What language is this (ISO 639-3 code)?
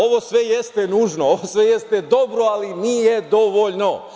srp